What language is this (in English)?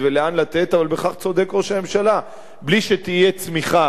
Hebrew